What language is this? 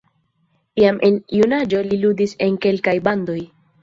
Esperanto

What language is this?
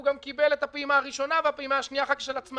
Hebrew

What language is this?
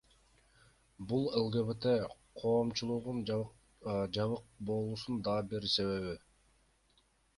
Kyrgyz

